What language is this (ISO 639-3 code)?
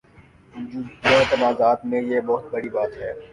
urd